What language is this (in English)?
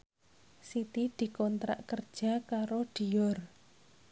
Javanese